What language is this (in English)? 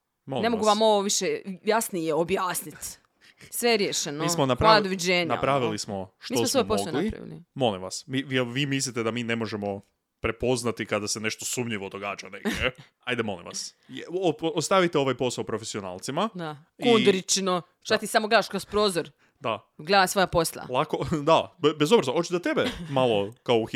Croatian